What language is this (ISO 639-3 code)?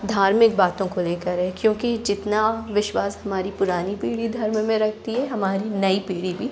hin